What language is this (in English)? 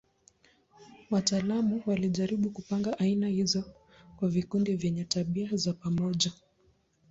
Swahili